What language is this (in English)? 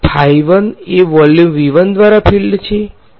Gujarati